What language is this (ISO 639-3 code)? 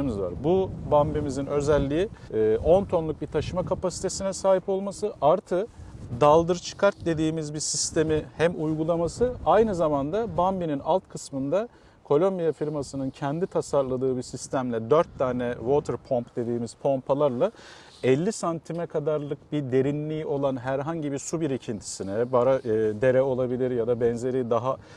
tur